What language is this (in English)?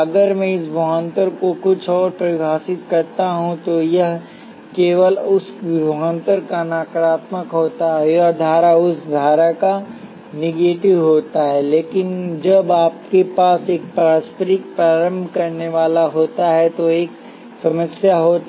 Hindi